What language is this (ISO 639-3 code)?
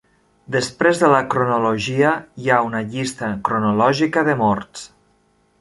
cat